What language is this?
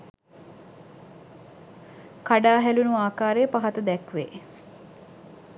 Sinhala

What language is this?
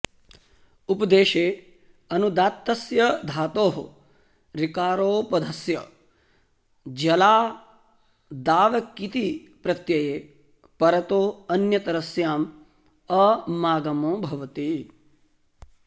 Sanskrit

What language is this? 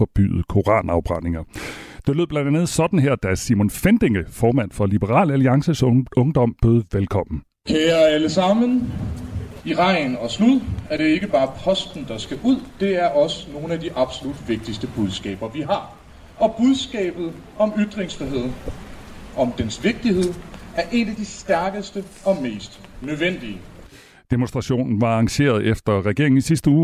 Danish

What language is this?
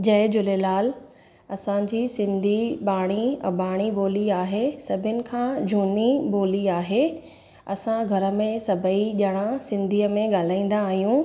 Sindhi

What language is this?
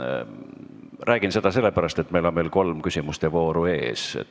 Estonian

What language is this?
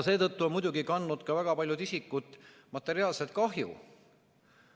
Estonian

